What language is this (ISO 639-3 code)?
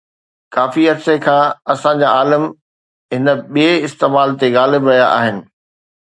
snd